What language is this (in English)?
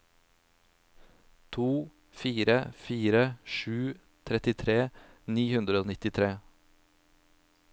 Norwegian